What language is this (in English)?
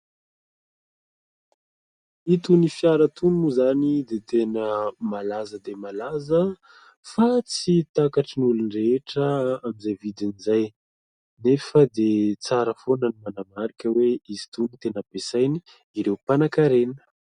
Malagasy